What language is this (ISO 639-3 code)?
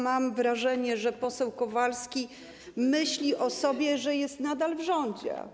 pol